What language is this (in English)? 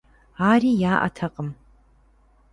Kabardian